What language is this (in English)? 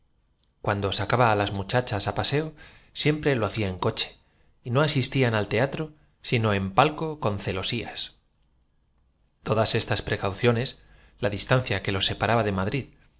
Spanish